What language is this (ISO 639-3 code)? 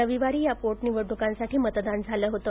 mar